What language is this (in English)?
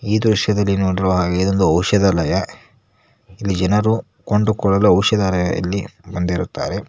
Kannada